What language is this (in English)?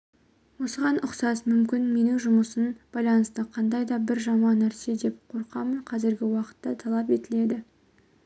Kazakh